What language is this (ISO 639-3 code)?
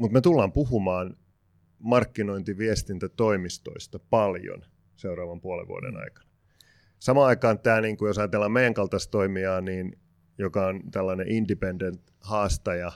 fin